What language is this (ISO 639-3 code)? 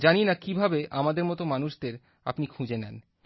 ben